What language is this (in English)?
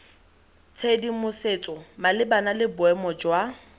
Tswana